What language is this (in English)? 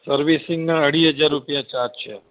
Gujarati